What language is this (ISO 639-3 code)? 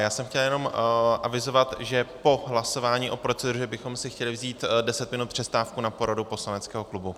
ces